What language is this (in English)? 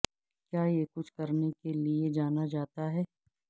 Urdu